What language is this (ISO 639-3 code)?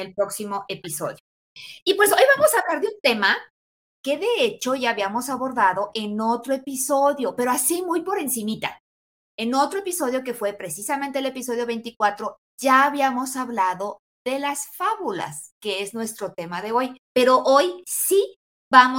spa